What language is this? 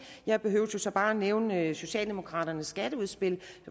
Danish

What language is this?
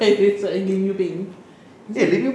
English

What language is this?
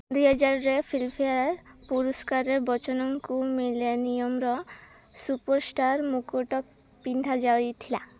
Odia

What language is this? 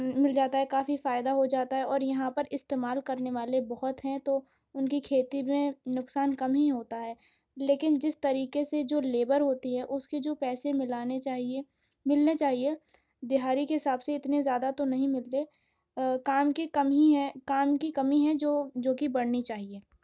Urdu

